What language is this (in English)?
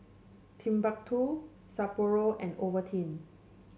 English